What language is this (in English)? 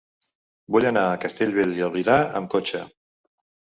Catalan